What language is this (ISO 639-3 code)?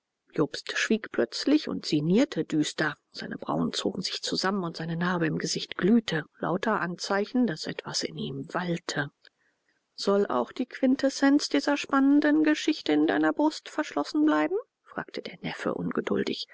deu